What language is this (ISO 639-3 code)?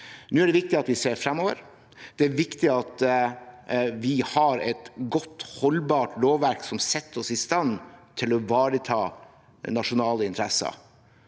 nor